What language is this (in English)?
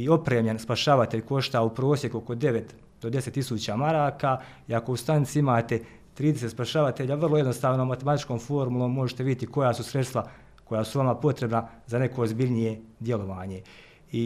Croatian